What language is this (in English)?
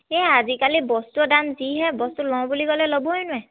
Assamese